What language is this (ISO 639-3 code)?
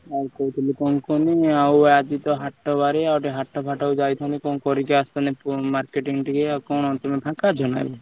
ori